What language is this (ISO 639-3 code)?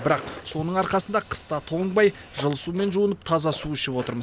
kaz